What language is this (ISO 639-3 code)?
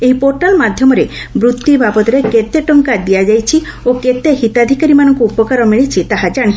ori